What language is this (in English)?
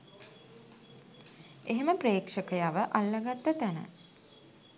Sinhala